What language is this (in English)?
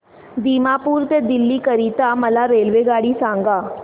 Marathi